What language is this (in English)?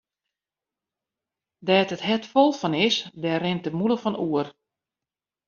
Western Frisian